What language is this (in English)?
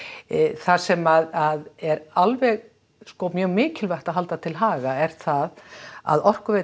Icelandic